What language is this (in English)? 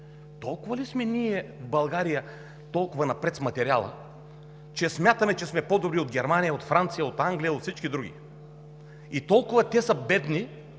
Bulgarian